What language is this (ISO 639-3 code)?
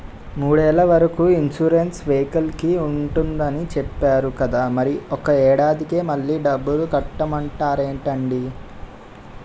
tel